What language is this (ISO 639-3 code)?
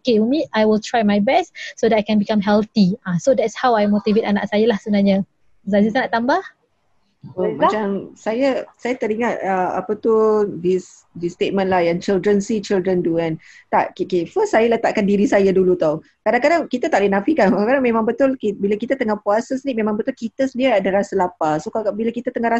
msa